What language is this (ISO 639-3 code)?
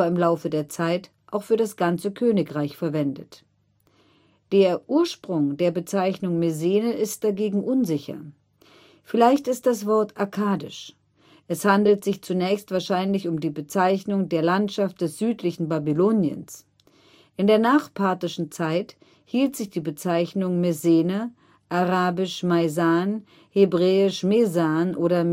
deu